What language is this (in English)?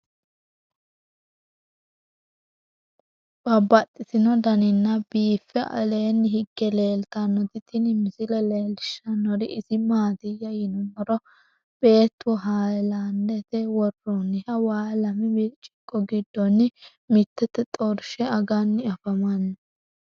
Sidamo